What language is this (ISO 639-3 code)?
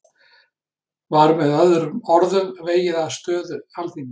isl